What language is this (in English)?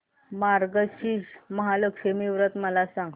Marathi